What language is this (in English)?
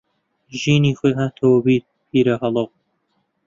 Central Kurdish